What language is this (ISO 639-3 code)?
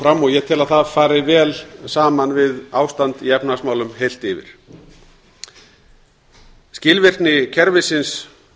isl